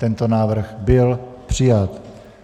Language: Czech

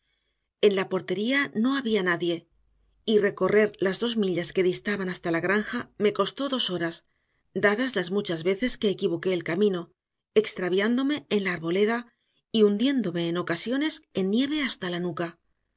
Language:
Spanish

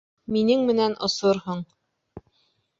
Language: Bashkir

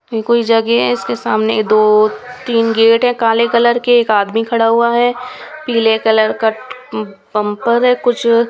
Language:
Hindi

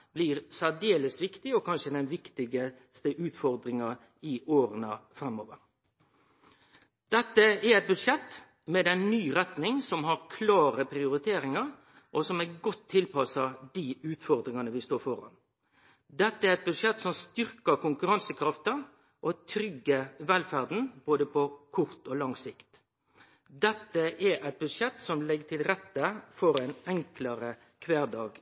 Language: Norwegian Nynorsk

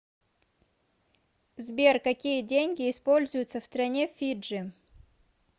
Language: Russian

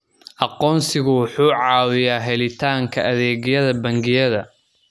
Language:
Somali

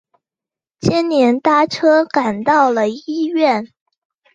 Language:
Chinese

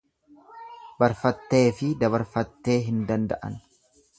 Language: Oromo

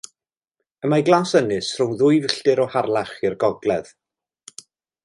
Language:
Welsh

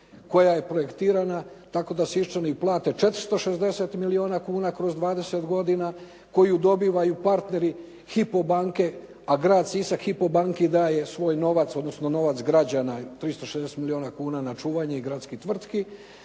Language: Croatian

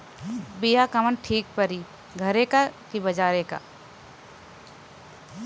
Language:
Bhojpuri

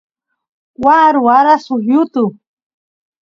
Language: Santiago del Estero Quichua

